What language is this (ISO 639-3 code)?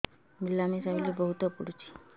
ori